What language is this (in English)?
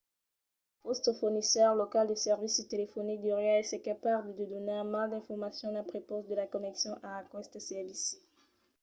Occitan